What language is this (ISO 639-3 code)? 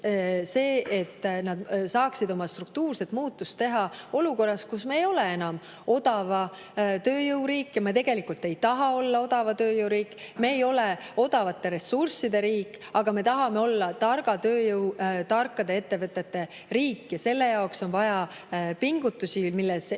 est